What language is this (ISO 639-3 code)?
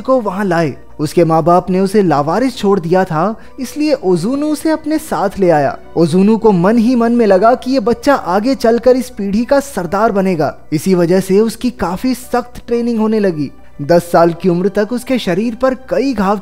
hin